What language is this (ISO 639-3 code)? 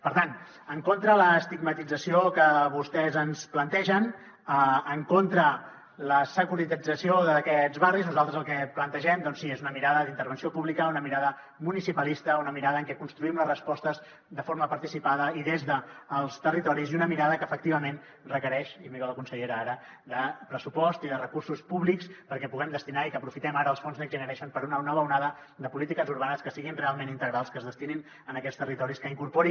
cat